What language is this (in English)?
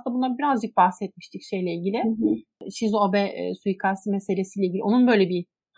Turkish